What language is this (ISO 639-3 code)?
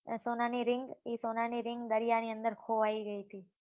guj